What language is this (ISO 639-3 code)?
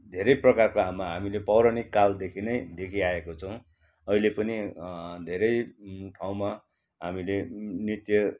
nep